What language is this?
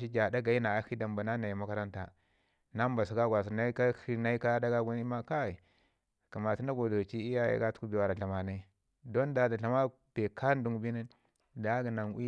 Ngizim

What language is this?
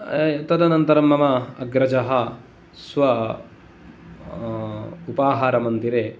Sanskrit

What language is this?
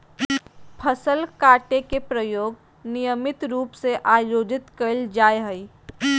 Magahi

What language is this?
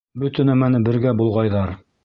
Bashkir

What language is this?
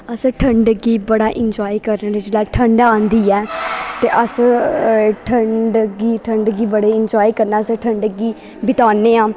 Dogri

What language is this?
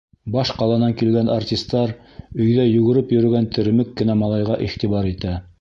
Bashkir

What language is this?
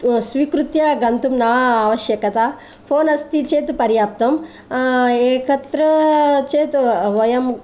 Sanskrit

